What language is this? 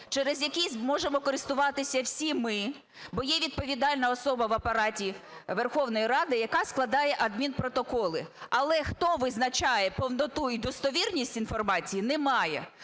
Ukrainian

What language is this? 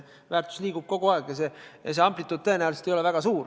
Estonian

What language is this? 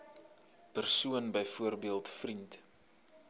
Afrikaans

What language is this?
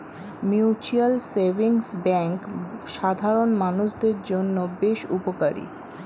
Bangla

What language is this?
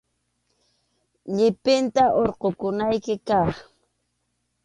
Arequipa-La Unión Quechua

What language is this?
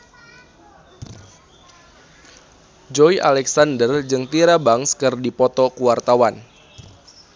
Sundanese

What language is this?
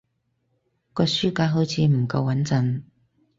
Cantonese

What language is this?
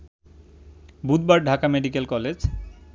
Bangla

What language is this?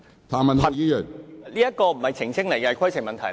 Cantonese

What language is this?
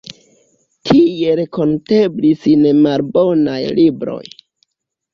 Esperanto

